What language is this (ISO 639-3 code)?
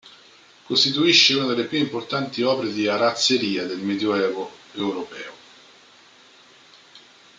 ita